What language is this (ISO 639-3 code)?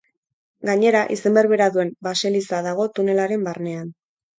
eus